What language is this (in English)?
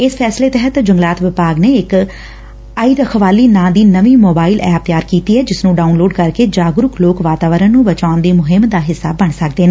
Punjabi